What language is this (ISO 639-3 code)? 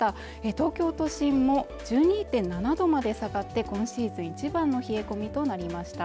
jpn